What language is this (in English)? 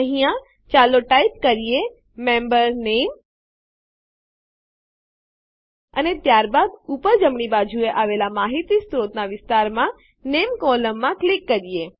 Gujarati